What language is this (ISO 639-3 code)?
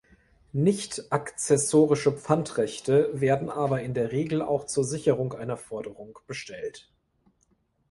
deu